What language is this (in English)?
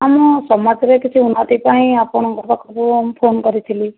Odia